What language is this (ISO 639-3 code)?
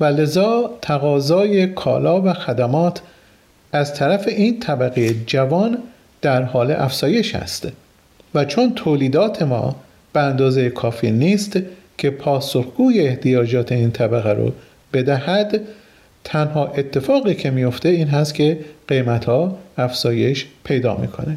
fas